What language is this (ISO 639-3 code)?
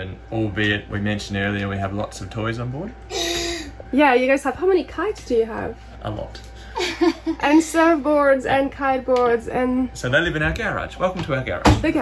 eng